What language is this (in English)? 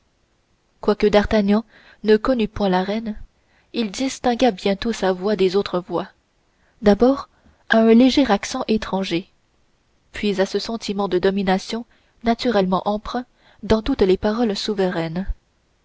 French